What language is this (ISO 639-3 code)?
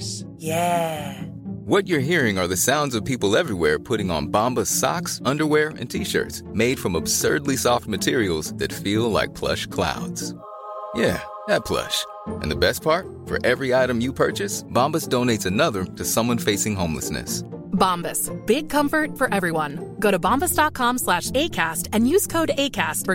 swe